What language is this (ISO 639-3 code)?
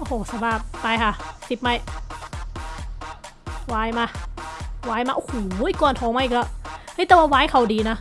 tha